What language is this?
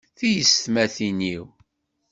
Kabyle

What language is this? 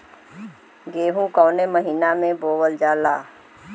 Bhojpuri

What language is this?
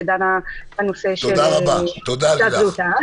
Hebrew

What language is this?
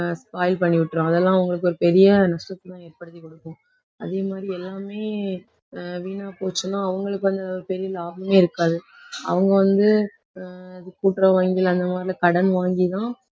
Tamil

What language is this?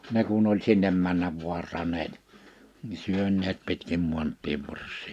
Finnish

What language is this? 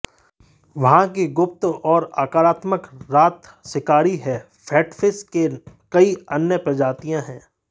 Hindi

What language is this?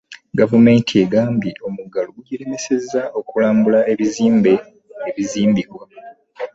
Ganda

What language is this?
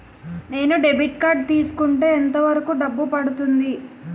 Telugu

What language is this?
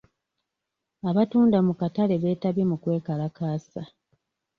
Ganda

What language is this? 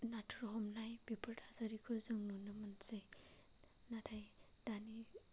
Bodo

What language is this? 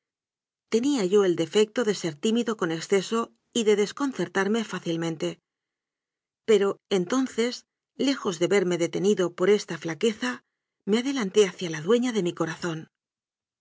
Spanish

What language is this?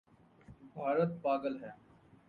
Urdu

